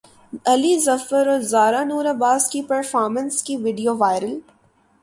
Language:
Urdu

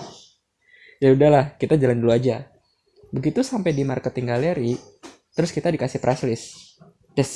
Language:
Indonesian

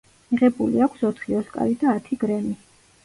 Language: Georgian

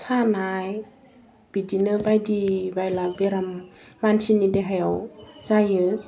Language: Bodo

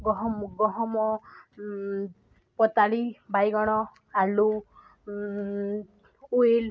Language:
Odia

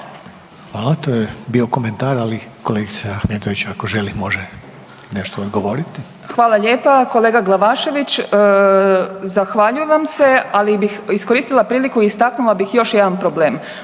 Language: Croatian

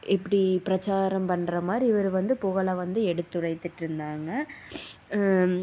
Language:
Tamil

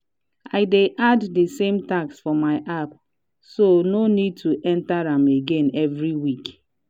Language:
Nigerian Pidgin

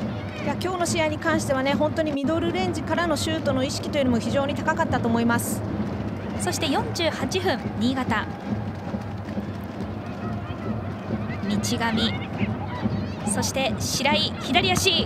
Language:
Japanese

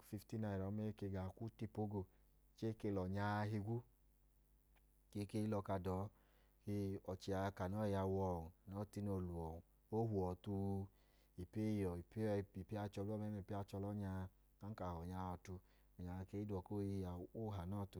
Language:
Idoma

